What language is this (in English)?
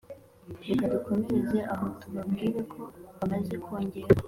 Kinyarwanda